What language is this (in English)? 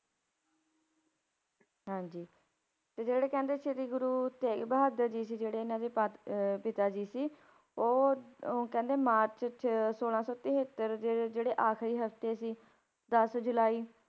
Punjabi